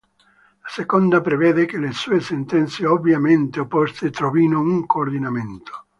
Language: Italian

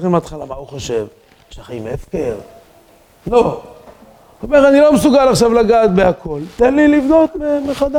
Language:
Hebrew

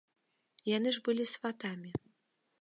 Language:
Belarusian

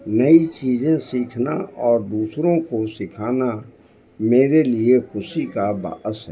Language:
Urdu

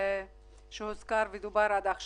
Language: Hebrew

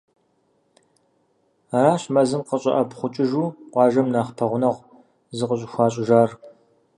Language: Kabardian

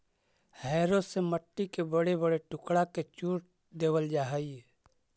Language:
Magahi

